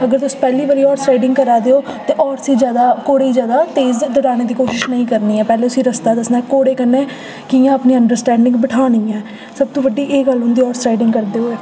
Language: Dogri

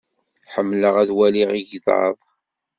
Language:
Kabyle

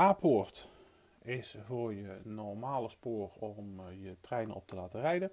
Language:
Dutch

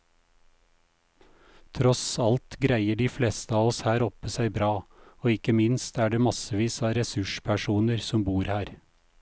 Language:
Norwegian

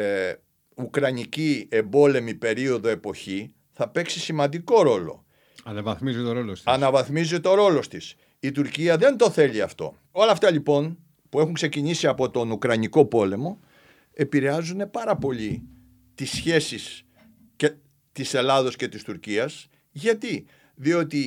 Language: Greek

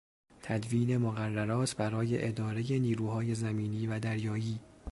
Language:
Persian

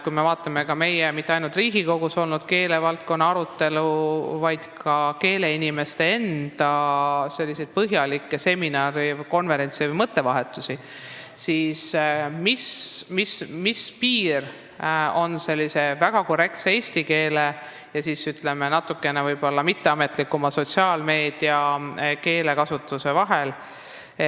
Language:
Estonian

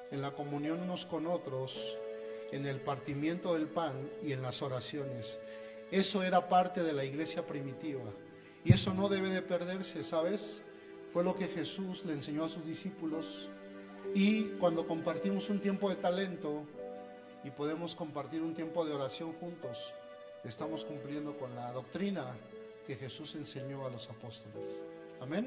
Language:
Spanish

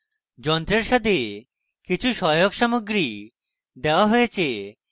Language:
Bangla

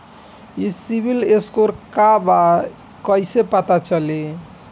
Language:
Bhojpuri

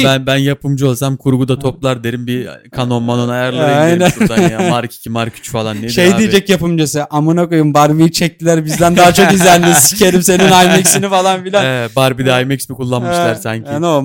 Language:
Turkish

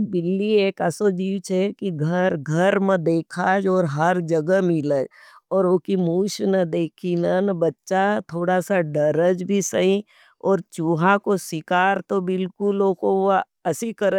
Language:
Nimadi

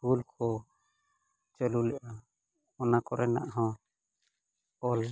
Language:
Santali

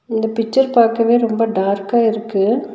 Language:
Tamil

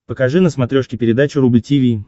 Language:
Russian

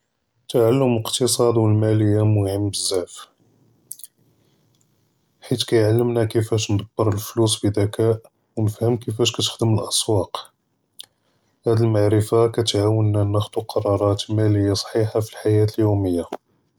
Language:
Judeo-Arabic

